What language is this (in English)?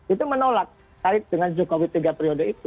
Indonesian